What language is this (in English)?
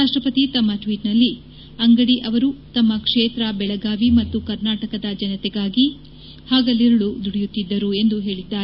Kannada